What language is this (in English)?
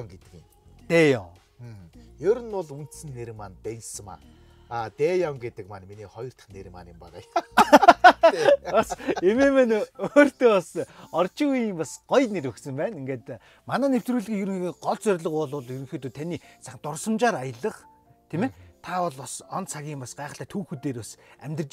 Turkish